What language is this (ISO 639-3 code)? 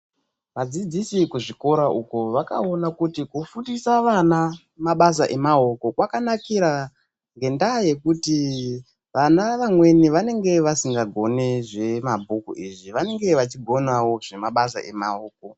ndc